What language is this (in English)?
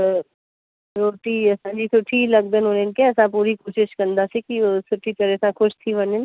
Sindhi